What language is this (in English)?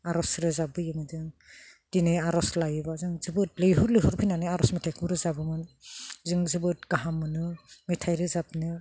Bodo